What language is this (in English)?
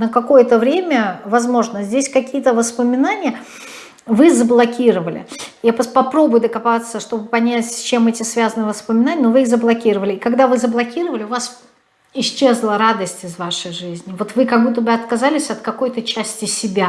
Russian